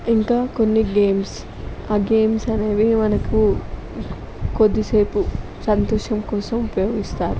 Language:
Telugu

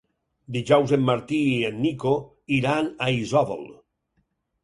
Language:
Catalan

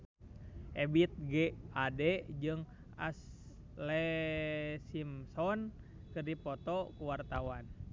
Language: Sundanese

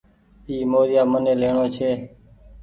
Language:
Goaria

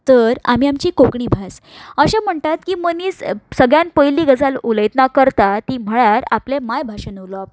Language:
Konkani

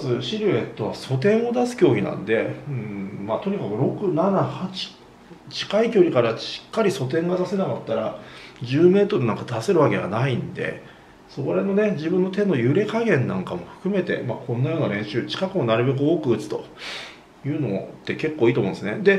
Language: Japanese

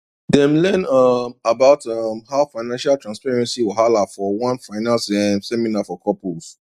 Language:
Nigerian Pidgin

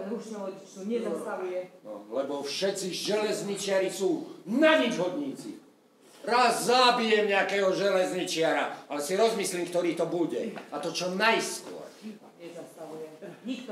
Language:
Polish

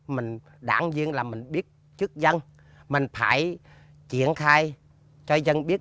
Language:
Vietnamese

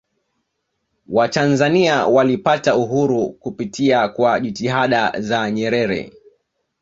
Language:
Swahili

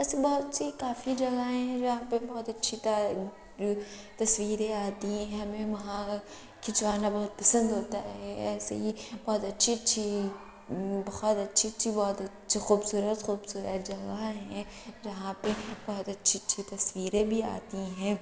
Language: Urdu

